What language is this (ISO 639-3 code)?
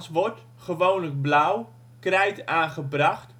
nld